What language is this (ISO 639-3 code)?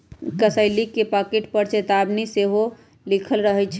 mag